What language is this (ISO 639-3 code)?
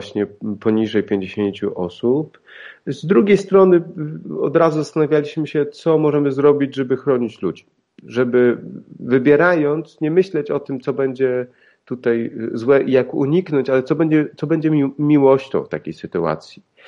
pol